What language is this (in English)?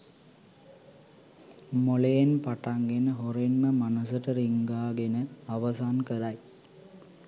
Sinhala